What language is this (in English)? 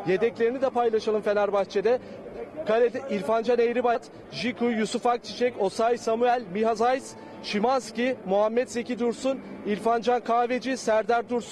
Turkish